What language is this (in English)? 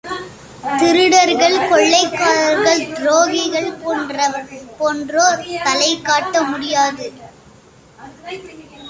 Tamil